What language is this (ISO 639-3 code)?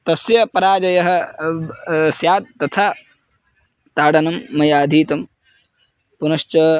san